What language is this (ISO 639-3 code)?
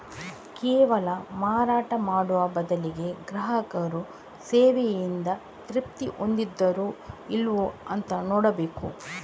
kan